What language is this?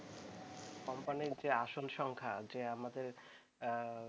Bangla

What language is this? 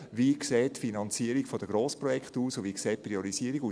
Swiss German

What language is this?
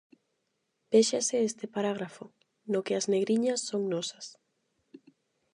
Galician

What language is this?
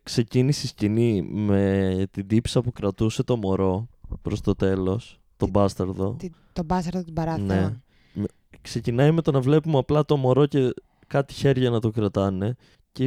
Greek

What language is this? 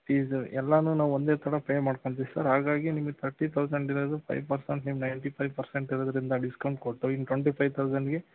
Kannada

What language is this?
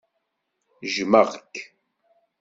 Kabyle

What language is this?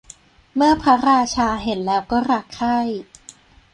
Thai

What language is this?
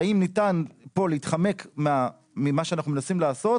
Hebrew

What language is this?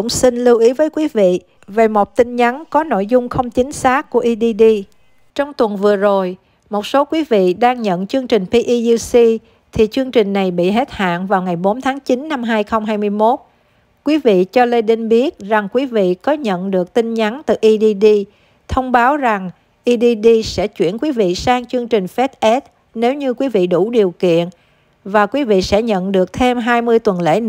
Vietnamese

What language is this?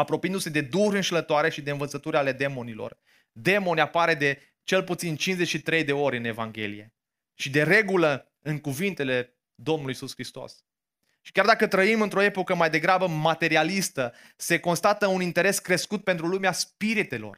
Romanian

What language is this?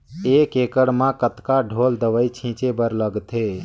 Chhattisgarhi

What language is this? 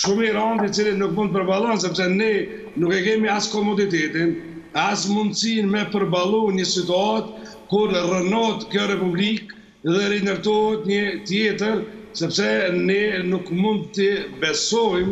Romanian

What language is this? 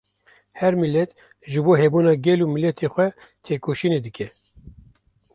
Kurdish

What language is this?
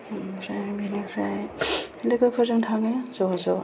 Bodo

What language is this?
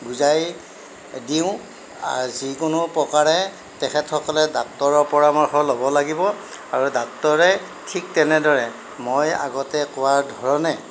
Assamese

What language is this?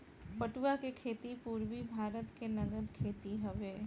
Bhojpuri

